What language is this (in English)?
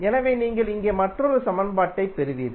Tamil